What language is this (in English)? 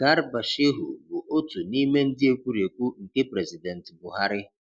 Igbo